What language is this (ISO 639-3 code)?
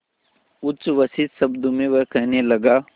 hin